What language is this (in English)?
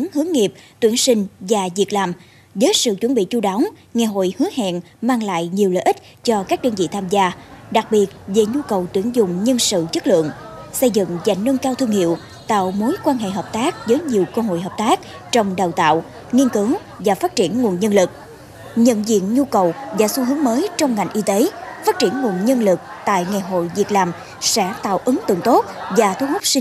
Vietnamese